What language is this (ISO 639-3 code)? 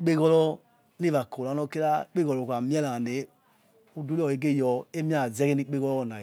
ets